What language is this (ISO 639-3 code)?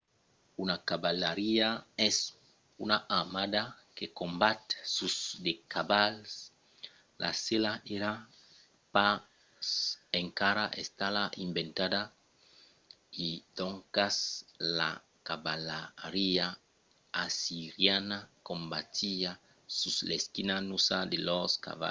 oci